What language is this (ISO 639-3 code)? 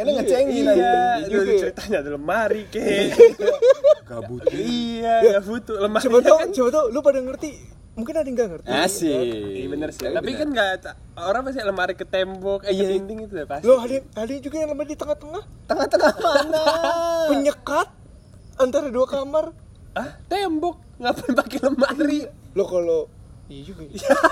ind